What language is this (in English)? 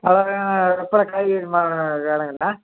Tamil